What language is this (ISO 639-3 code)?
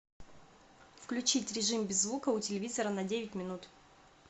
rus